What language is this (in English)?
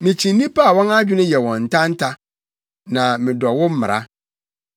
Akan